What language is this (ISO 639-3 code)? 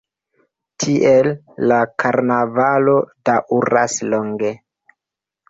epo